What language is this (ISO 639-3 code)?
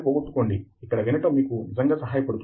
tel